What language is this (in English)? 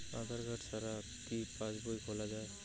Bangla